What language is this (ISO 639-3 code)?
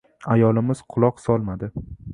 uzb